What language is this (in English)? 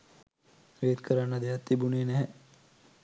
Sinhala